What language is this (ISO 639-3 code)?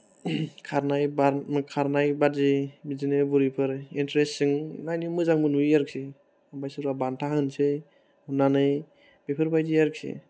brx